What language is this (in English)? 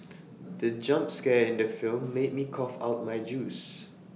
English